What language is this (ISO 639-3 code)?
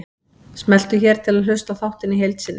isl